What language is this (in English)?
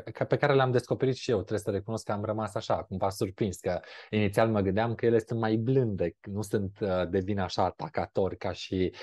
Romanian